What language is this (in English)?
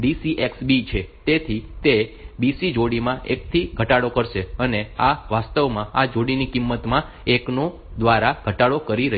Gujarati